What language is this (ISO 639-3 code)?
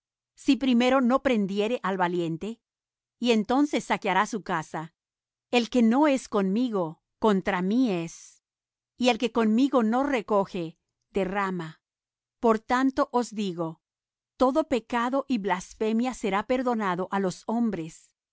spa